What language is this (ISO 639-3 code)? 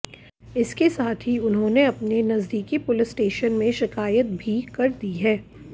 hin